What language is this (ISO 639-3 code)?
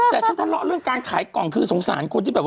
tha